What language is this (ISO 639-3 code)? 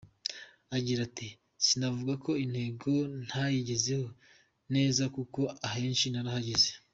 kin